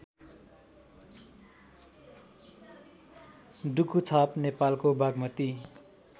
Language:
Nepali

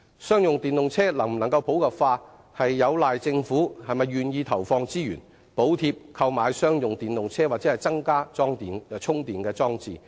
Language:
Cantonese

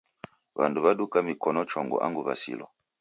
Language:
Taita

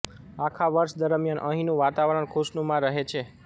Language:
Gujarati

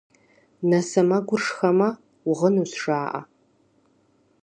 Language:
Kabardian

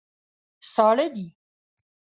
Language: Pashto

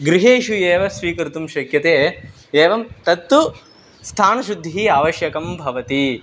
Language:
Sanskrit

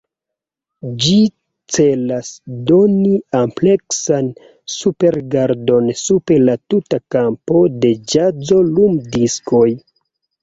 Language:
Esperanto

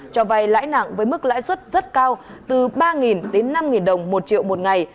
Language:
Vietnamese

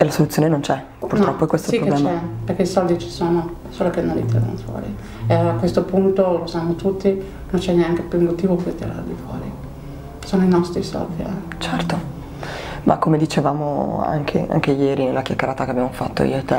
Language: Italian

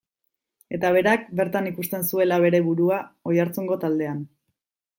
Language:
Basque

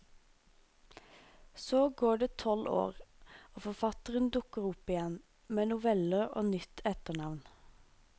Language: Norwegian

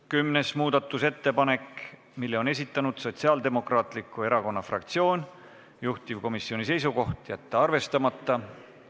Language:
Estonian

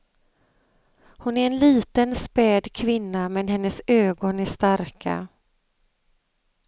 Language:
Swedish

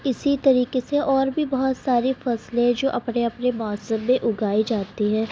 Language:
Urdu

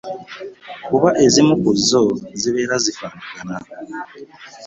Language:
Ganda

